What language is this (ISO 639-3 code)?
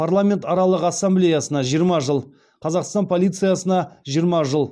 kaz